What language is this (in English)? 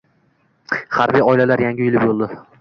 Uzbek